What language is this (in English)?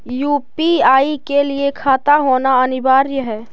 Magahi